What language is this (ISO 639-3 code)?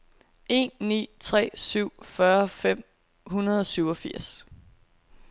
dan